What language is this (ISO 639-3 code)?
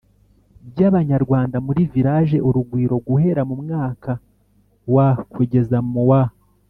kin